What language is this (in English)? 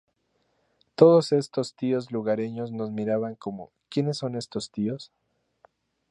Spanish